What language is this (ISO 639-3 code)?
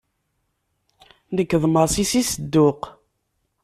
kab